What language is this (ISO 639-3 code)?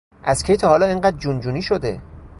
fas